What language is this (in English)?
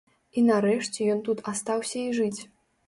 Belarusian